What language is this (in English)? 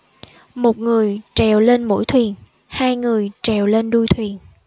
Vietnamese